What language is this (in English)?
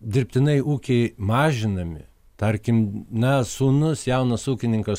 Lithuanian